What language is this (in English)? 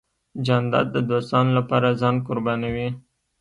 Pashto